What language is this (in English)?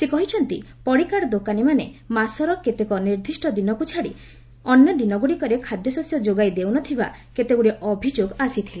Odia